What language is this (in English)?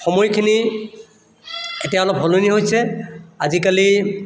Assamese